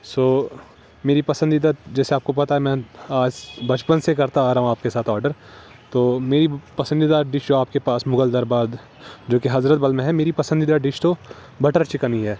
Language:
Urdu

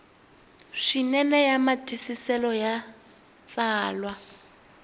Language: Tsonga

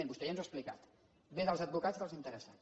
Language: Catalan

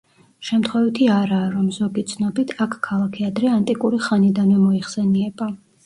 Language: Georgian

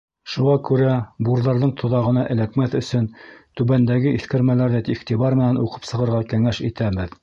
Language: Bashkir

